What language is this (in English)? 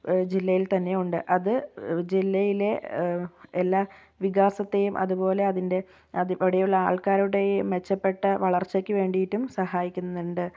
Malayalam